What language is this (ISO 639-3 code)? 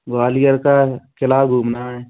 hin